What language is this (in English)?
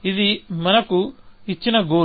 Telugu